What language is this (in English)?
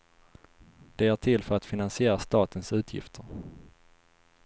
Swedish